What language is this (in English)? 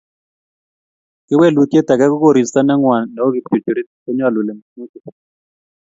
Kalenjin